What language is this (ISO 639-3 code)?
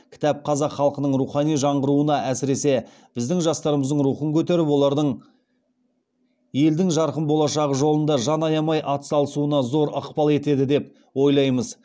kaz